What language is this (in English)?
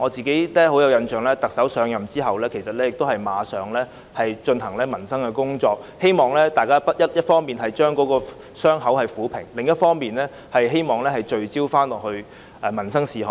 Cantonese